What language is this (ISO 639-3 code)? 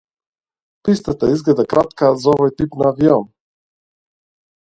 mkd